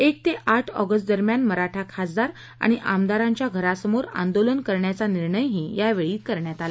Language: Marathi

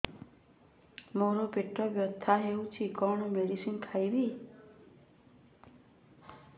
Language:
Odia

